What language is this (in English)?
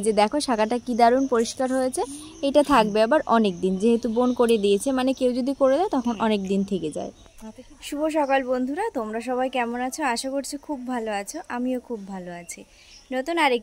Bangla